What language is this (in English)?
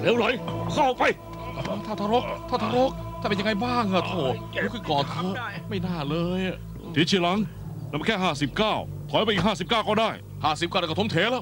Thai